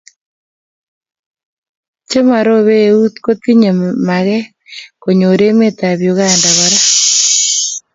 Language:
Kalenjin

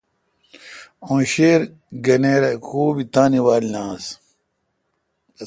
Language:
Kalkoti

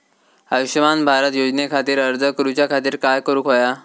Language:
Marathi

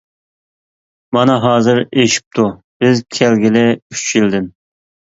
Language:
Uyghur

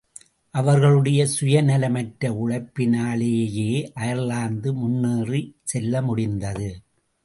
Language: Tamil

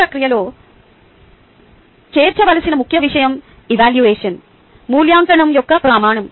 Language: Telugu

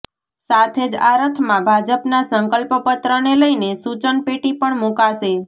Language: Gujarati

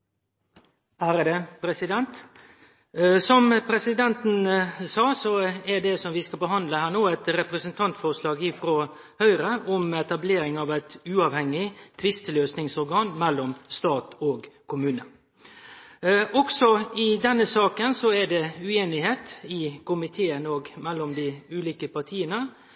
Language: Norwegian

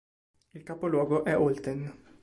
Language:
Italian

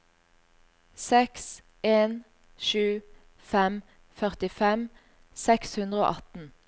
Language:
Norwegian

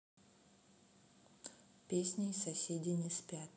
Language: Russian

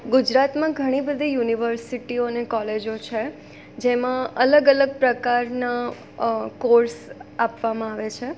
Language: Gujarati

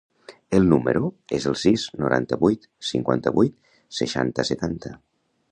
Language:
Catalan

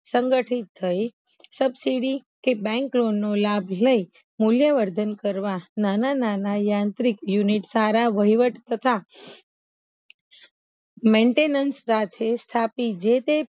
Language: Gujarati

